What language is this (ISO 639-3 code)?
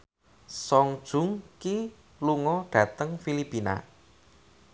jav